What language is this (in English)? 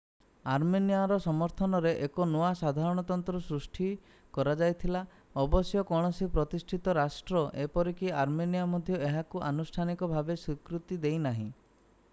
Odia